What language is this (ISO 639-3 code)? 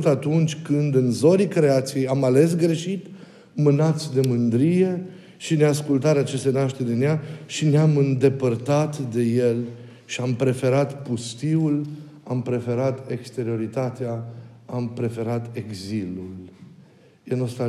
ron